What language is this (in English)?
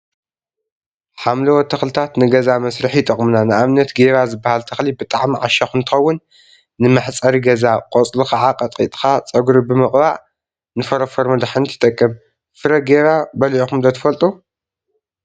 Tigrinya